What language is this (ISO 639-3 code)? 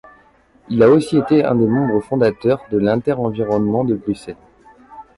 fra